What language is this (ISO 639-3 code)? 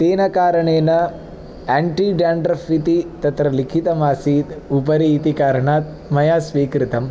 san